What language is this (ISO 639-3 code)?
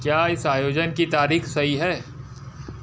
hin